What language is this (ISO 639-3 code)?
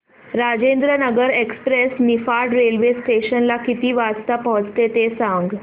mar